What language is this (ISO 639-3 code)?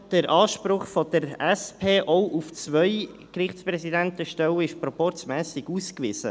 gsw